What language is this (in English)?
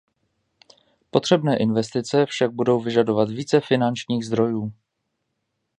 Czech